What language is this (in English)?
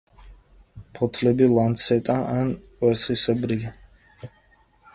Georgian